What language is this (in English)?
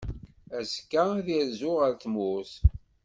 Kabyle